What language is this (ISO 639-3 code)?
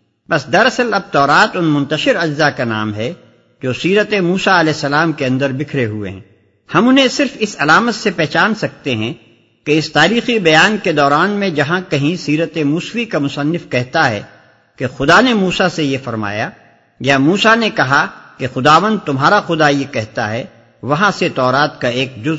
urd